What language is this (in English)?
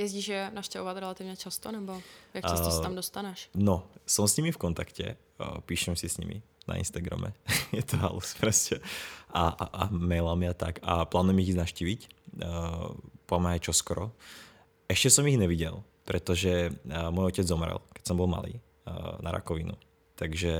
Czech